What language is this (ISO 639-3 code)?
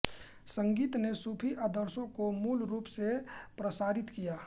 hin